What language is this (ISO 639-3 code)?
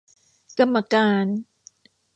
tha